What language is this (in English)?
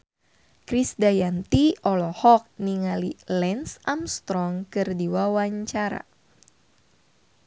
Sundanese